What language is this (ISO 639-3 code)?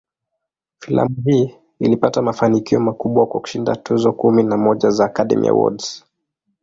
swa